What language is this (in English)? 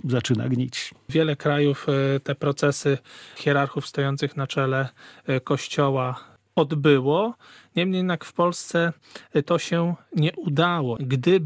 Polish